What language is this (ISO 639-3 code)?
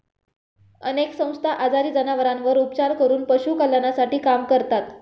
mar